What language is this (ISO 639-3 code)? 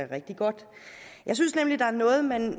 dan